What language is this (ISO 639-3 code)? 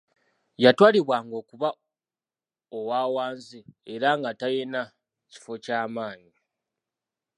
lug